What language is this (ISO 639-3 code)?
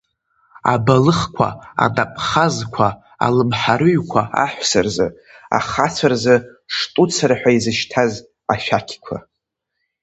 abk